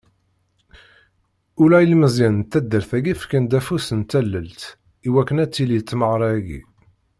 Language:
Kabyle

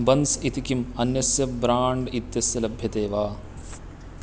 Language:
Sanskrit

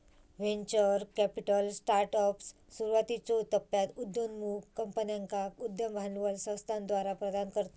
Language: Marathi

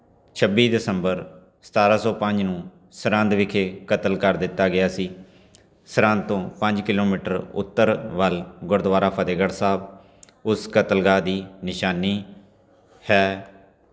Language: Punjabi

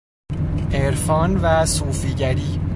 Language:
Persian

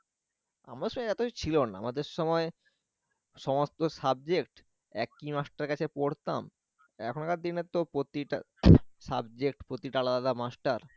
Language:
Bangla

